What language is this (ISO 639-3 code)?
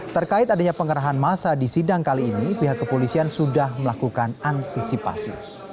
ind